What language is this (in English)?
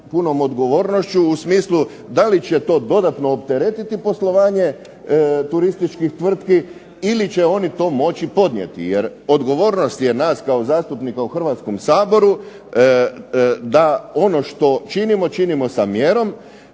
Croatian